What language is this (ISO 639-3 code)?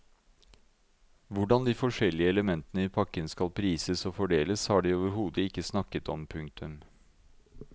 nor